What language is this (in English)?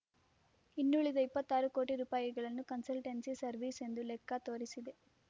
Kannada